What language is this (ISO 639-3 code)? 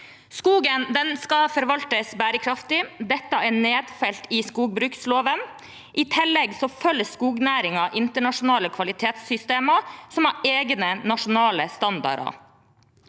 nor